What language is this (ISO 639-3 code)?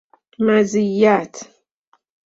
fas